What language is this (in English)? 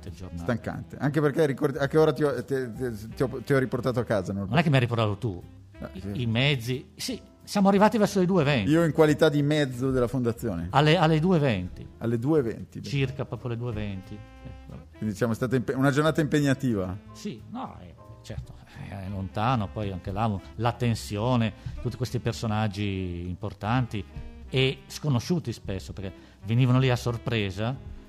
Italian